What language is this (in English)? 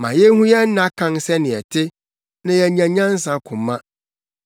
Akan